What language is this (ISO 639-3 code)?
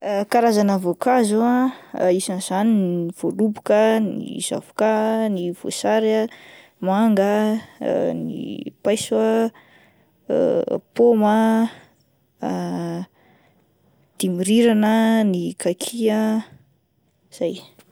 mlg